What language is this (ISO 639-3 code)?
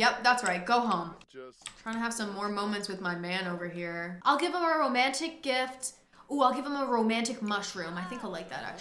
eng